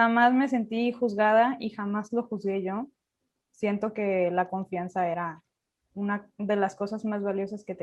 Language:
Spanish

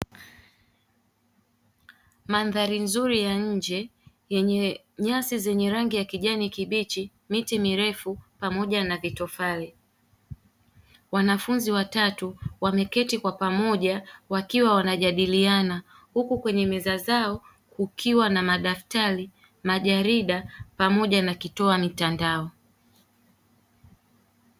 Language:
Swahili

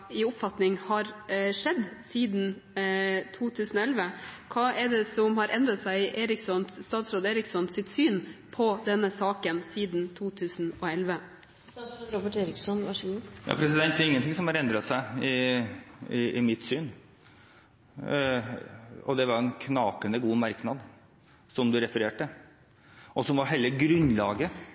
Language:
Norwegian Bokmål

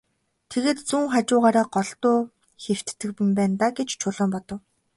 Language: Mongolian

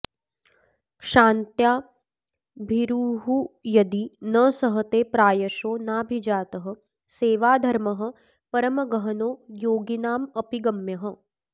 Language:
Sanskrit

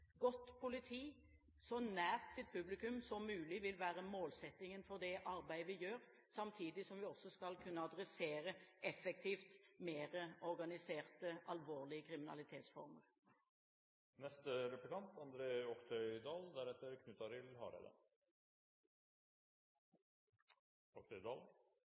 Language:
Norwegian Bokmål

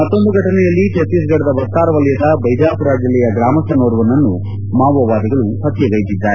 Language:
Kannada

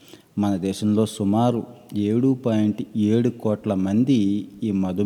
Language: Telugu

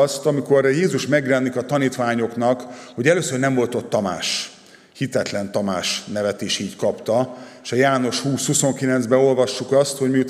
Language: Hungarian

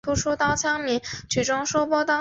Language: Chinese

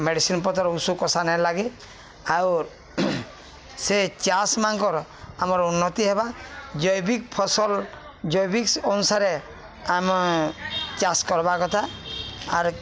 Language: Odia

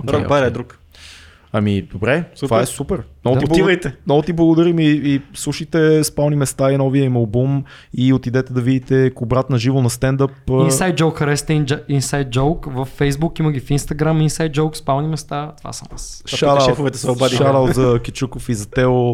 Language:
Bulgarian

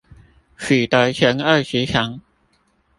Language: Chinese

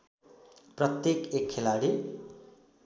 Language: Nepali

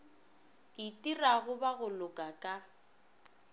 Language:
Northern Sotho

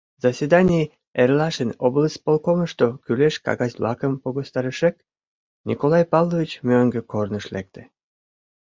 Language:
Mari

